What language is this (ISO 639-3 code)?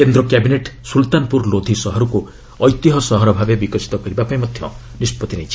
ori